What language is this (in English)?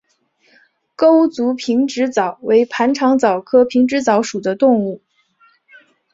Chinese